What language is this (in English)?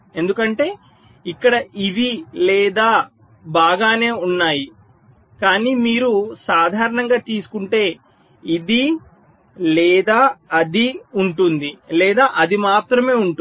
Telugu